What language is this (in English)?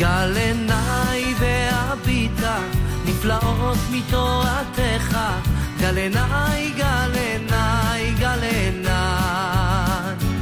Hebrew